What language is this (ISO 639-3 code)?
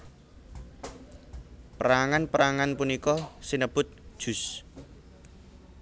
jav